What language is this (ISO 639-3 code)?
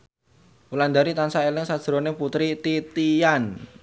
jav